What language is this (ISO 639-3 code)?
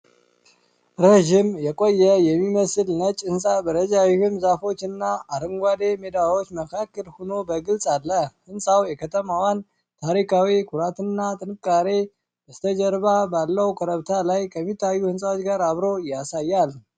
amh